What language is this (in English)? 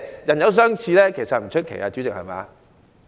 Cantonese